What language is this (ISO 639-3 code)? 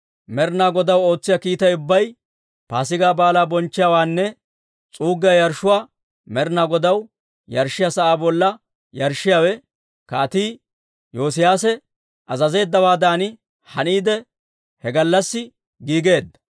dwr